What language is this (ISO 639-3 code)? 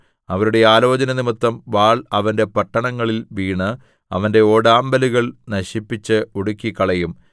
mal